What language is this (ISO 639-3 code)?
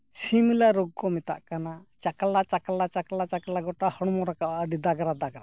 sat